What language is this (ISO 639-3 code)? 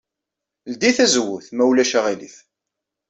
kab